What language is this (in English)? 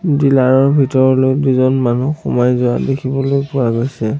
Assamese